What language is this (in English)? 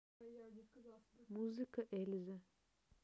Russian